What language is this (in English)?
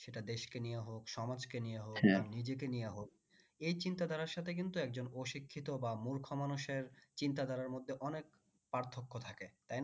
Bangla